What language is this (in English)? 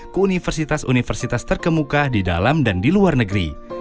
Indonesian